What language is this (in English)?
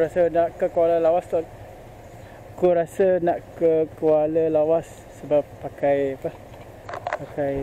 Malay